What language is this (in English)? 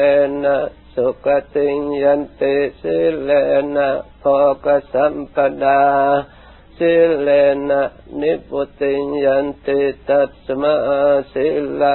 Thai